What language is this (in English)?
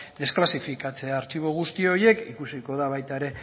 Basque